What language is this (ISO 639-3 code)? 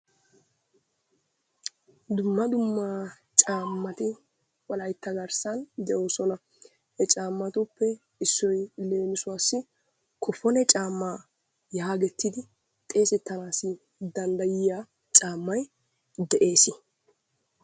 wal